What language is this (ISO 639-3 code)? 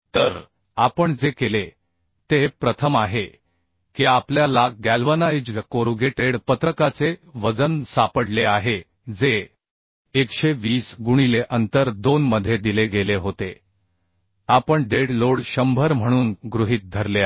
mar